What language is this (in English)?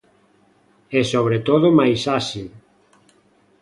Galician